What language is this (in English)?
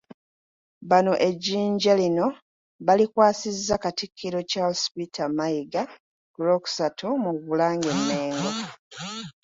Ganda